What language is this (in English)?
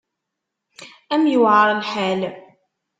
Kabyle